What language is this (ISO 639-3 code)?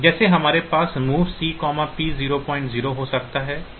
hin